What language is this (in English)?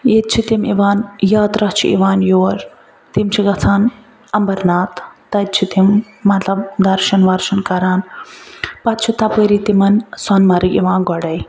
Kashmiri